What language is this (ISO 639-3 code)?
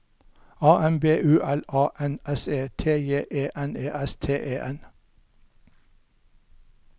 nor